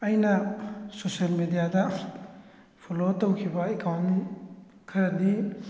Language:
Manipuri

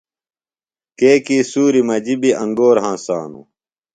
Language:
Phalura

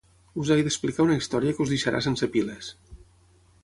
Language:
Catalan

